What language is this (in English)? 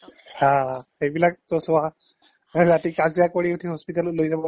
Assamese